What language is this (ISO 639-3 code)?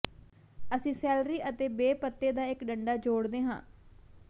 pan